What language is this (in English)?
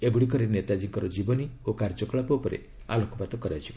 Odia